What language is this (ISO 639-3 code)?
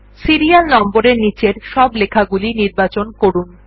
ben